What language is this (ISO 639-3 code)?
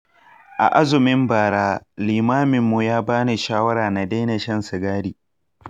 hau